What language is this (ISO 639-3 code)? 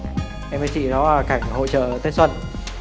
vie